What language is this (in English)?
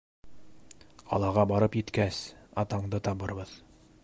Bashkir